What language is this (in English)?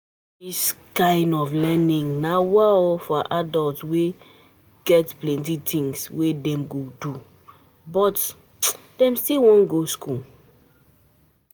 Nigerian Pidgin